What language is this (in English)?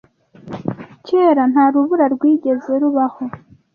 Kinyarwanda